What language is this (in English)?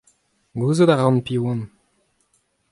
Breton